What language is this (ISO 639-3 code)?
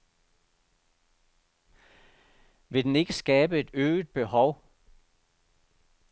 dan